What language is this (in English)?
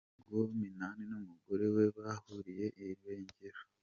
Kinyarwanda